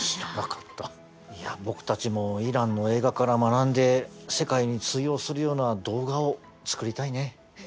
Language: Japanese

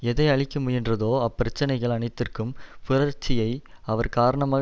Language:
Tamil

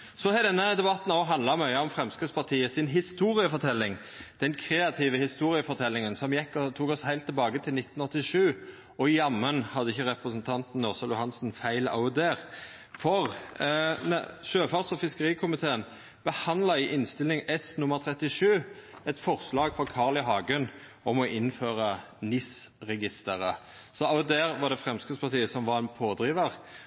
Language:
Norwegian Nynorsk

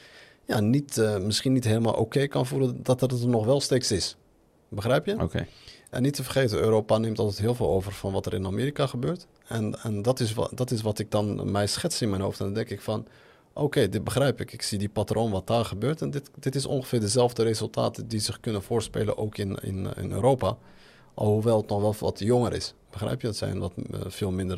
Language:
Dutch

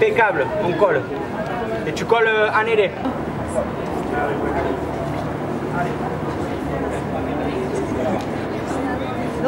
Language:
French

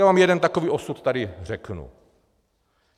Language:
Czech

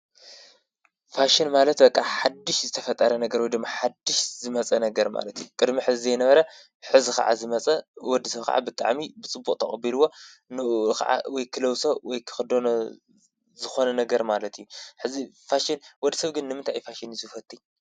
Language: Tigrinya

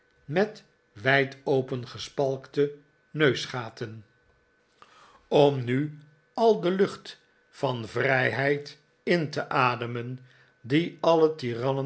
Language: Dutch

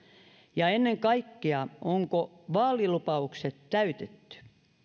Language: Finnish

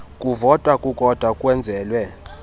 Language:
Xhosa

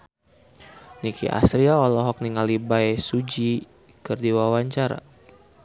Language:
Sundanese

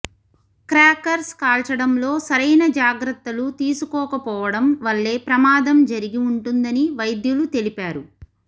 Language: Telugu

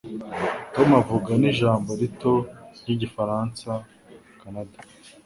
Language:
Kinyarwanda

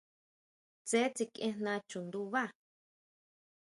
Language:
Huautla Mazatec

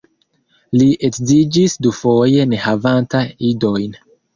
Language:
Esperanto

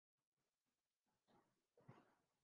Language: Urdu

